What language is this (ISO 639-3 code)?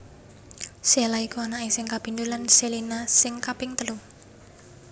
jav